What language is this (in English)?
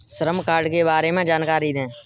Hindi